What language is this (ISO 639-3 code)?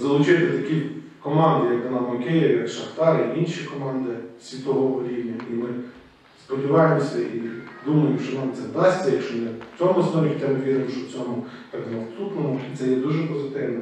ukr